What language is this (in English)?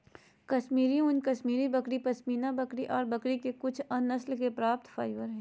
Magahi